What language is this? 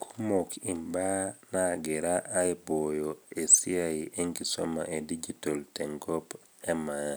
Masai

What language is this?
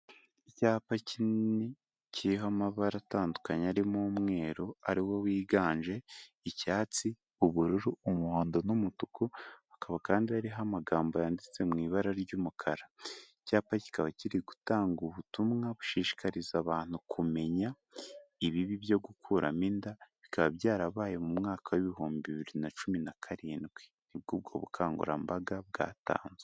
Kinyarwanda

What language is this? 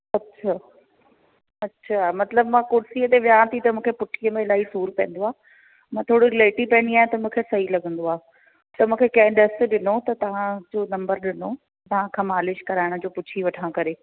Sindhi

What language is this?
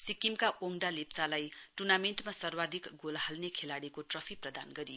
Nepali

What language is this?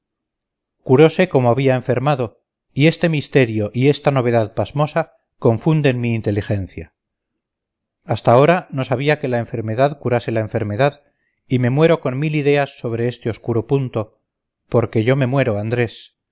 Spanish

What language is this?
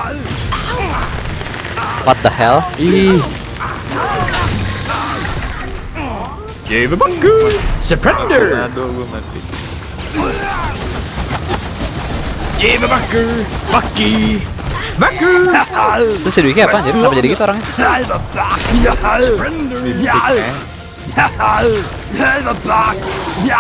Indonesian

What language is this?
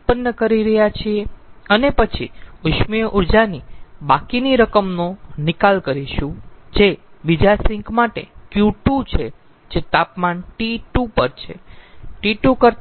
Gujarati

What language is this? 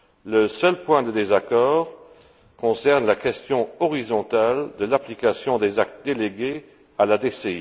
French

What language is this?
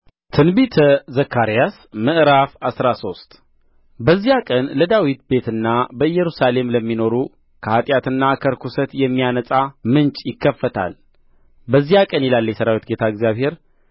Amharic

